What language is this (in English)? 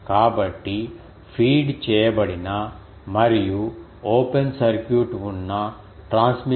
Telugu